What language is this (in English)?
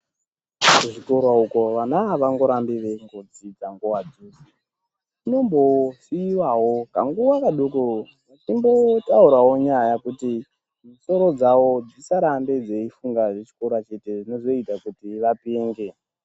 Ndau